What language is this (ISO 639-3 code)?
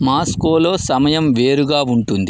tel